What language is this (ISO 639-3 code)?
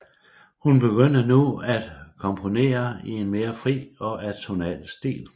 dan